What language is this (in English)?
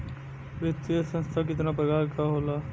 Bhojpuri